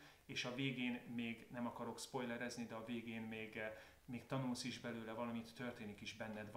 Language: Hungarian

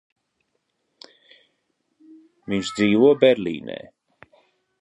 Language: Latvian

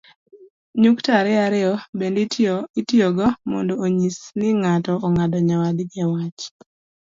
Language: Luo (Kenya and Tanzania)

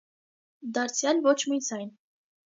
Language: Armenian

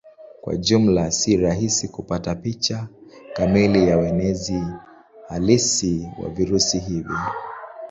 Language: Swahili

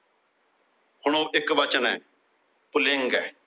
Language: Punjabi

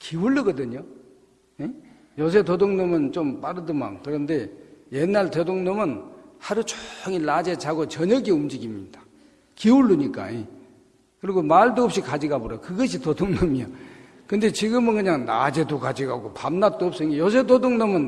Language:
Korean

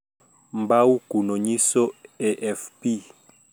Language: Luo (Kenya and Tanzania)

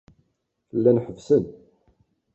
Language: Kabyle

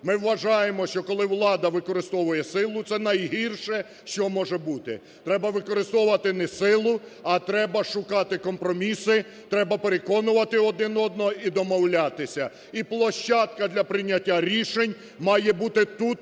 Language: Ukrainian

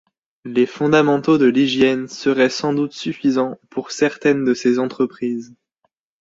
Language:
French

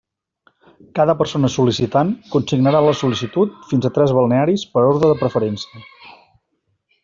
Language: Catalan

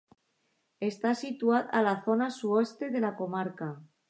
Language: Catalan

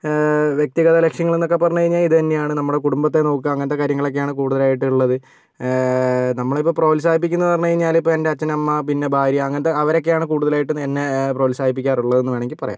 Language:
Malayalam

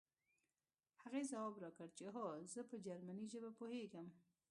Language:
Pashto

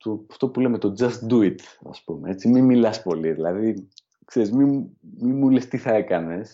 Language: Greek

